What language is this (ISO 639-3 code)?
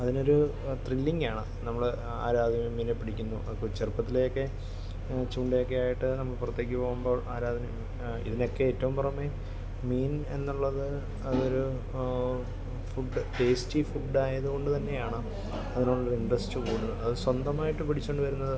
mal